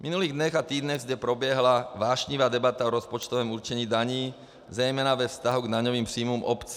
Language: Czech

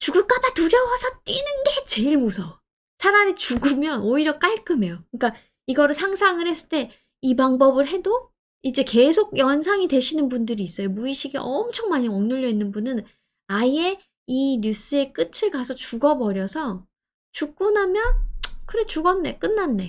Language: Korean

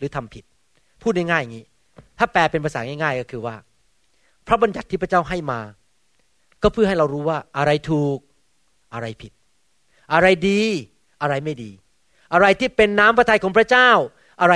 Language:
Thai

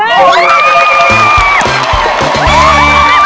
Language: Thai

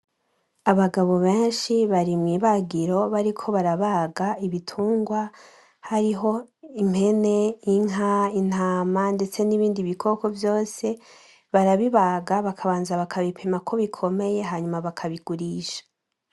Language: Rundi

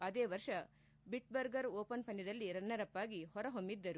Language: Kannada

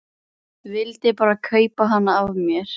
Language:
Icelandic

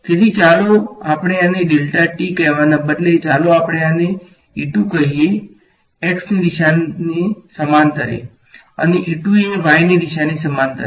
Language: Gujarati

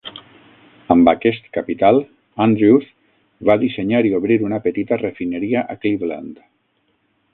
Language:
Catalan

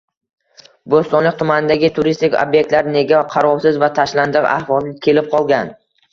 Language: Uzbek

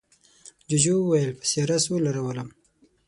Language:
Pashto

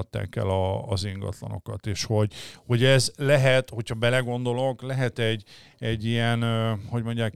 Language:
Hungarian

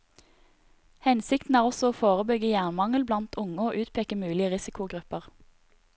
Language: Norwegian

